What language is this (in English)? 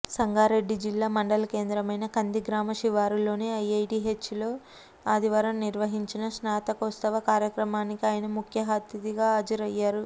Telugu